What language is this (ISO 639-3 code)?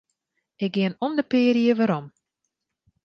fry